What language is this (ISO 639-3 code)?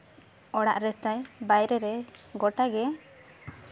sat